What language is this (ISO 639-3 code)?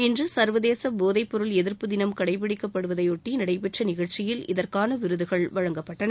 tam